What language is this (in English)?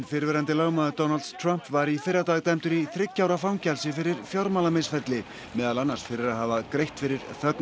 Icelandic